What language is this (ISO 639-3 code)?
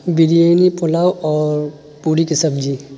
urd